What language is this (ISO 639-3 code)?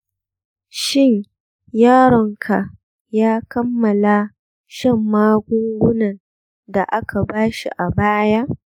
hau